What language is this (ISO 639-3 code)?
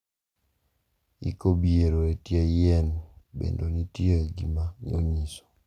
luo